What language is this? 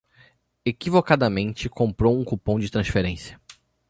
Portuguese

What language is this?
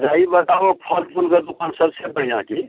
Maithili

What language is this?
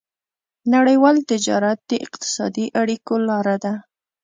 Pashto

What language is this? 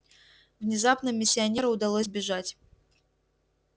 Russian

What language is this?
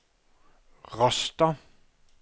Norwegian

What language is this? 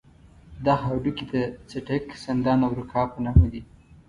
Pashto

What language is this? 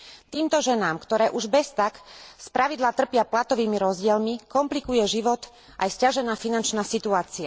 Slovak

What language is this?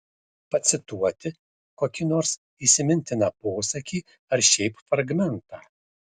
Lithuanian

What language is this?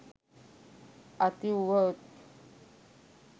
Sinhala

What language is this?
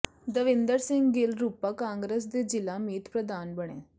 Punjabi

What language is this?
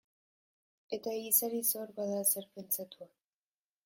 Basque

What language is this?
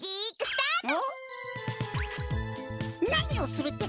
Japanese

